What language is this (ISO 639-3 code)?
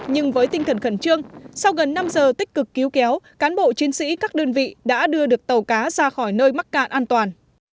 vie